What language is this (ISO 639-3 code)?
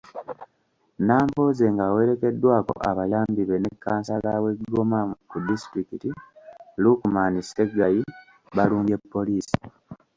lug